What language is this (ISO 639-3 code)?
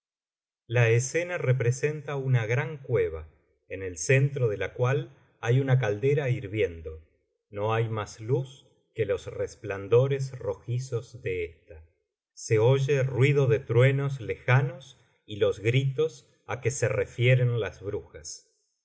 spa